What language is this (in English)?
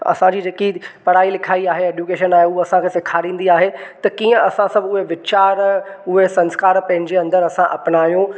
Sindhi